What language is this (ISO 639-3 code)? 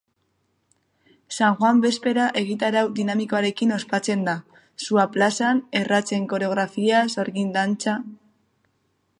eus